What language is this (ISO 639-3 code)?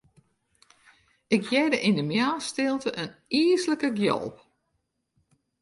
fry